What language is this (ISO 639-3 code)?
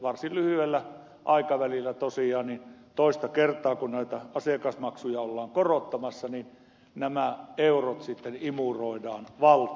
fin